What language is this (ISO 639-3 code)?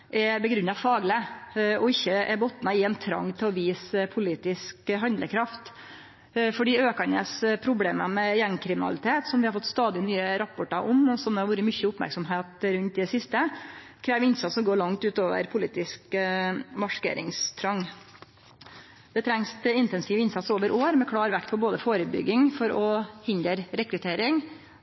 nno